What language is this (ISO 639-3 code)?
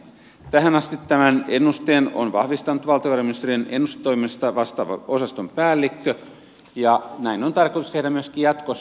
fin